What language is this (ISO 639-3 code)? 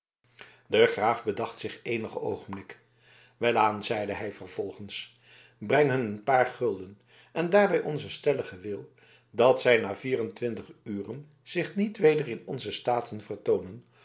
nld